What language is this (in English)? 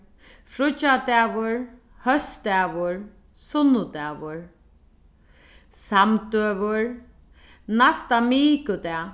Faroese